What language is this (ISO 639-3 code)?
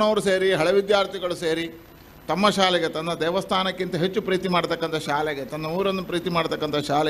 kan